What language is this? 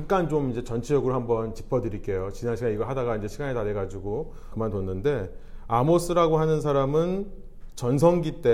Korean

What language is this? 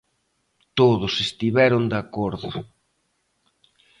Galician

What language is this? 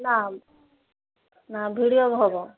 Odia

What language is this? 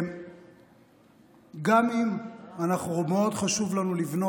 Hebrew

